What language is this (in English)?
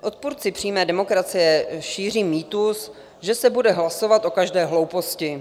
Czech